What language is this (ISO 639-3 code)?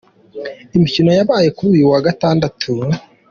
kin